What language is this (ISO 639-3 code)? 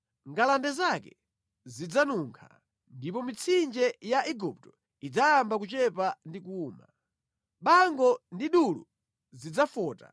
nya